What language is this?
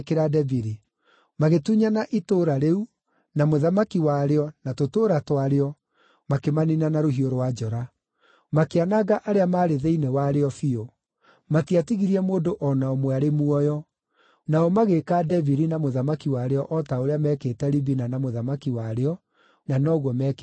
Kikuyu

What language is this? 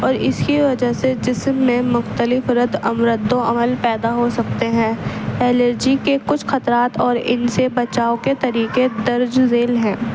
Urdu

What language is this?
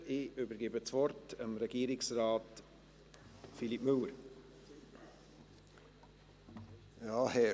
Swiss German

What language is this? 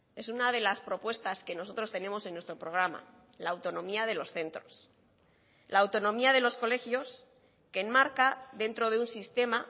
Spanish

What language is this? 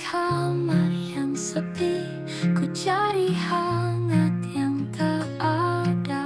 Indonesian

